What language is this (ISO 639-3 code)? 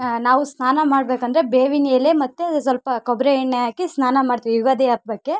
kan